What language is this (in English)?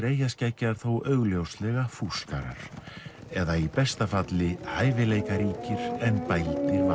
Icelandic